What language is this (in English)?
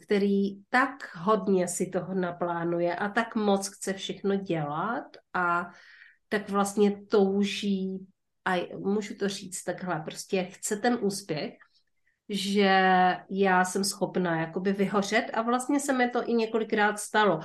Czech